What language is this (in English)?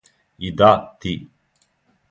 Serbian